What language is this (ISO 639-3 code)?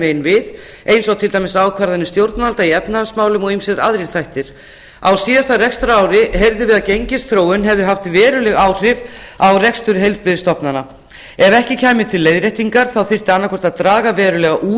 isl